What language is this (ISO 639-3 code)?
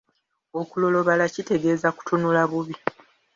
lug